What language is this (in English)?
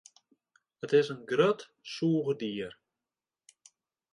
Western Frisian